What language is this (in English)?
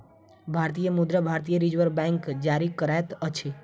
Maithili